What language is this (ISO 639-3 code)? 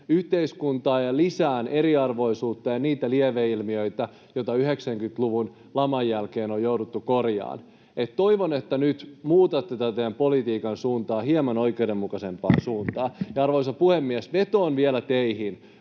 fin